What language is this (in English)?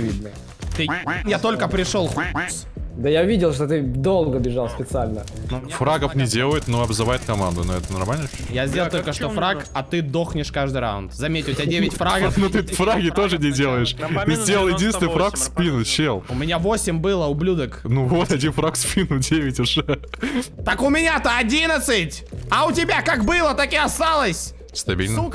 Russian